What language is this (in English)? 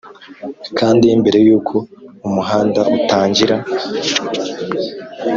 Kinyarwanda